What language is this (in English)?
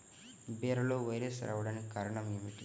Telugu